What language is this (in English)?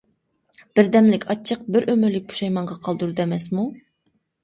Uyghur